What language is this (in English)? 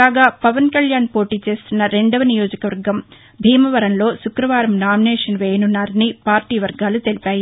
Telugu